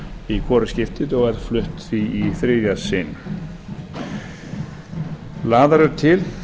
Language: Icelandic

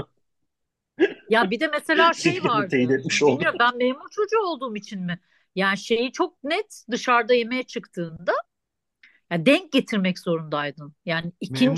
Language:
Turkish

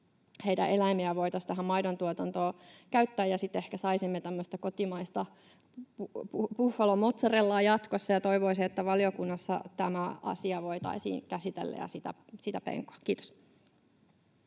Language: Finnish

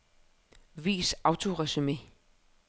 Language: Danish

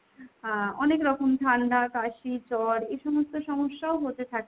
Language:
Bangla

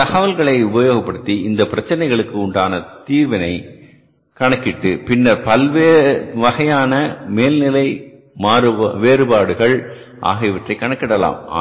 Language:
Tamil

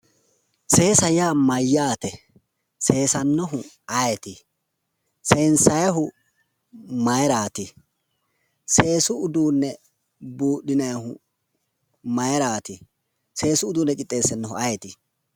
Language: Sidamo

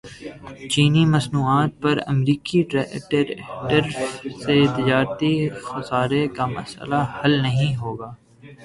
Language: Urdu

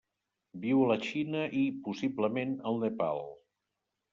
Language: Catalan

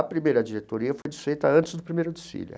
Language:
Portuguese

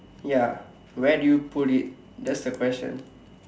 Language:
English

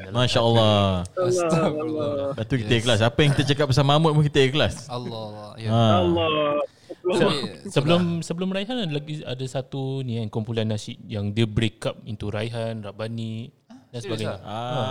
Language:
Malay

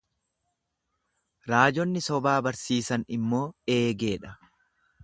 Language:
Oromo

